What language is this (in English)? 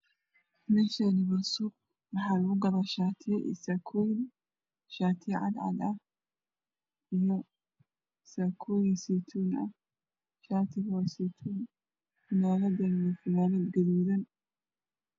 Somali